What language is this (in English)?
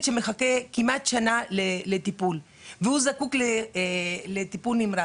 Hebrew